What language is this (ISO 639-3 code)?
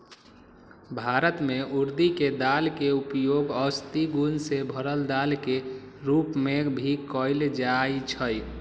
mag